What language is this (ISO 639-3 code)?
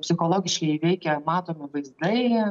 lit